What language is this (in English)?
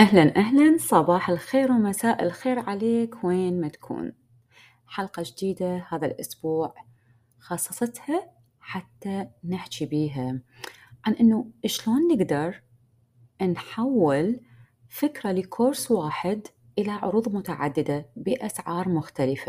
Arabic